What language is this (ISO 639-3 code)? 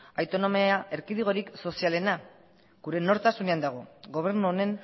eus